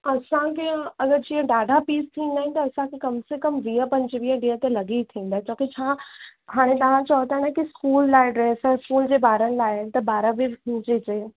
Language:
Sindhi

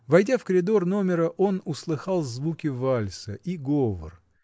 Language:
Russian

